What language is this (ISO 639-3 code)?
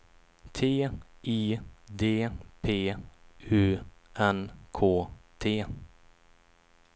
swe